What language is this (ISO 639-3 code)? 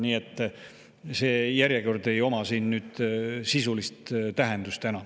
est